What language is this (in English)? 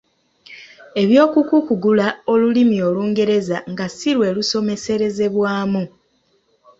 Ganda